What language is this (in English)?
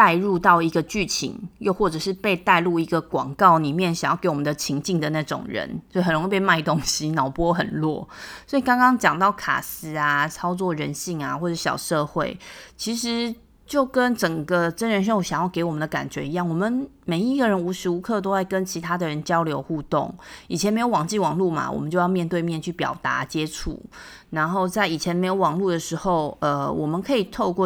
Chinese